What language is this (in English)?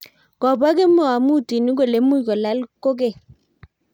Kalenjin